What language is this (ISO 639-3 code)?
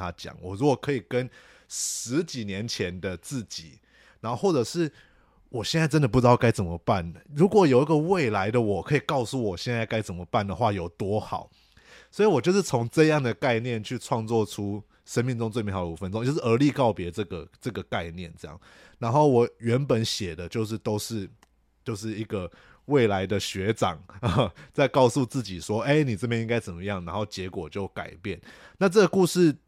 zho